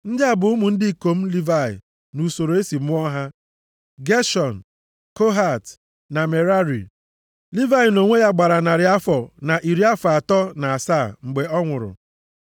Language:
Igbo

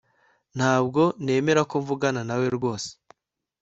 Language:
Kinyarwanda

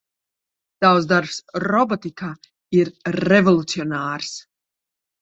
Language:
Latvian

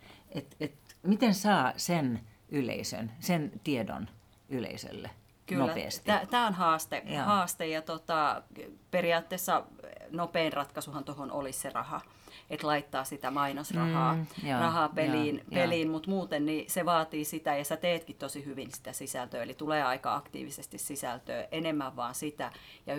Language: Finnish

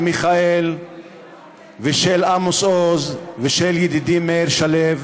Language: Hebrew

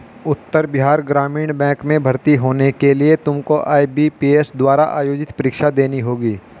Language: Hindi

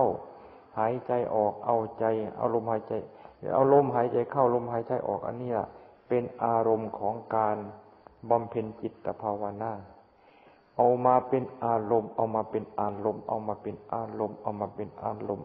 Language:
Thai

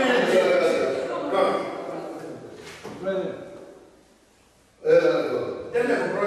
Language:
Greek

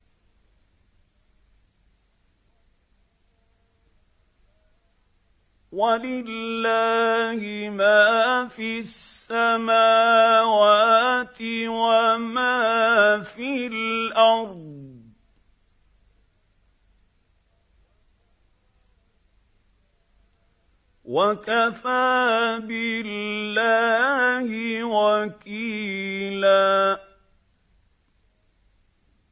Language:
Arabic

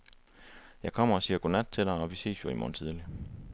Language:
Danish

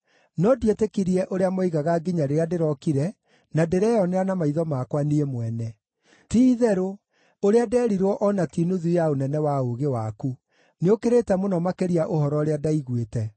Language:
Kikuyu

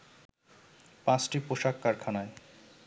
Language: Bangla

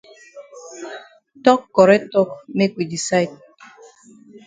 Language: Cameroon Pidgin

